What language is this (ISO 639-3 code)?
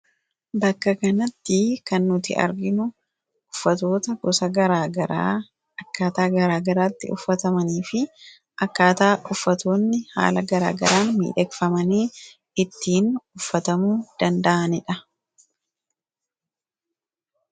orm